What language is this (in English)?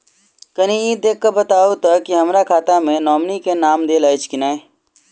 Maithili